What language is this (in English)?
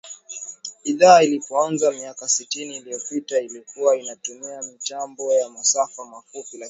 Swahili